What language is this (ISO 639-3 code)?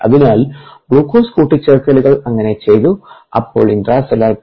mal